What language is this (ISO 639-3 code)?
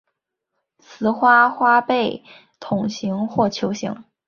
zho